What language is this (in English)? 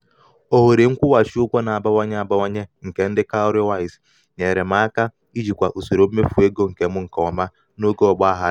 Igbo